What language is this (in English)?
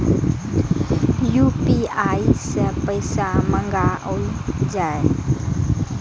Maithili